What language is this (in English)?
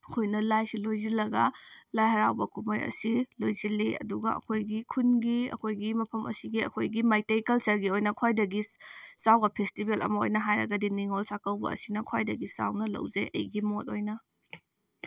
Manipuri